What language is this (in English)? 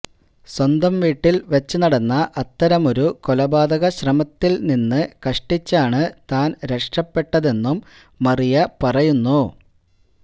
Malayalam